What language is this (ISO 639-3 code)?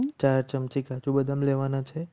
guj